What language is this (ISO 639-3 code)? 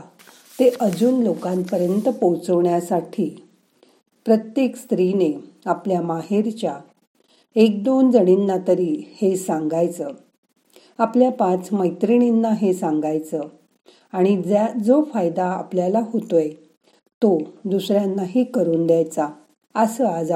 mar